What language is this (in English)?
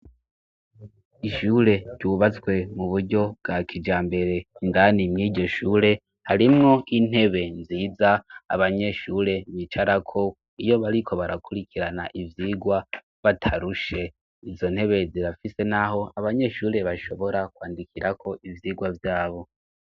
Rundi